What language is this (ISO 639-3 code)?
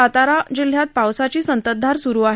mar